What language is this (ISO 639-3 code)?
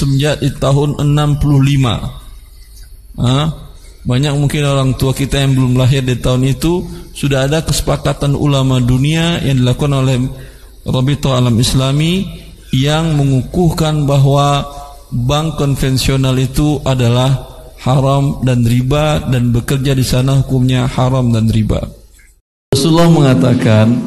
ind